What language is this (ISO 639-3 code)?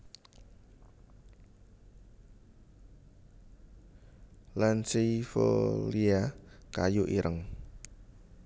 jav